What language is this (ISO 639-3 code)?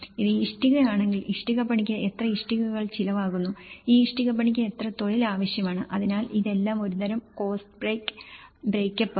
mal